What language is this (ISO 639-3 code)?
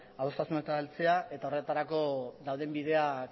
eus